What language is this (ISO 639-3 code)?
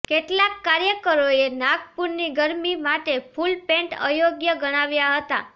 guj